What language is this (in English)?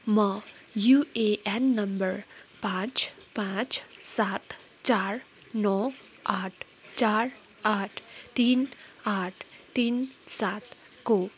Nepali